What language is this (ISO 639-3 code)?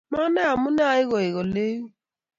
kln